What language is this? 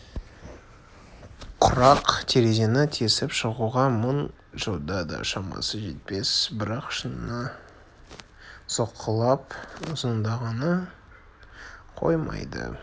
Kazakh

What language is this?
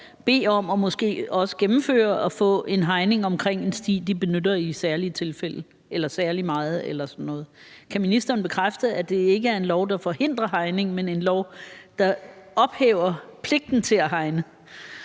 Danish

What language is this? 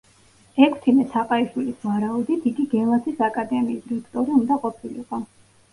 Georgian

